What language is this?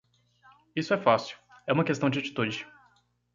Portuguese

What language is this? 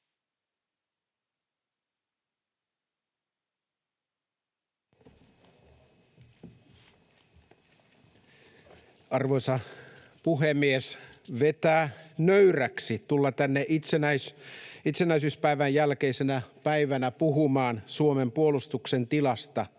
Finnish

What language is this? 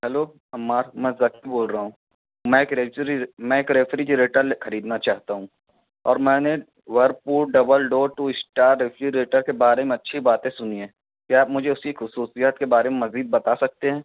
Urdu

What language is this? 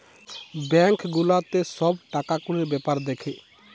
Bangla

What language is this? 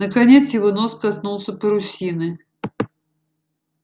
Russian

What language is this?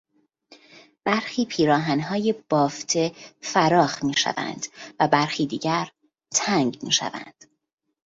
Persian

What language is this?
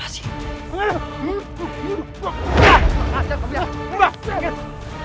Indonesian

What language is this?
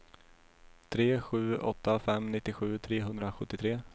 Swedish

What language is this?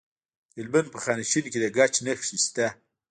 Pashto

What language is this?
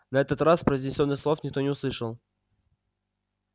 Russian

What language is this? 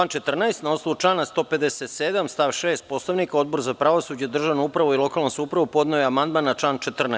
Serbian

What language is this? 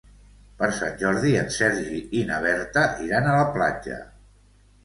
Catalan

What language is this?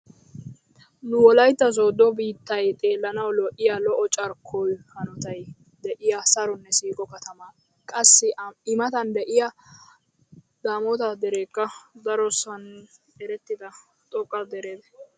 Wolaytta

